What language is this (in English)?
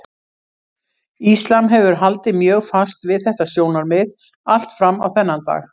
Icelandic